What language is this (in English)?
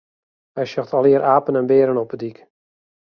Western Frisian